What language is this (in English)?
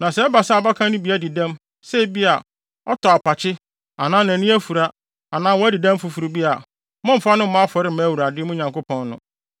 Akan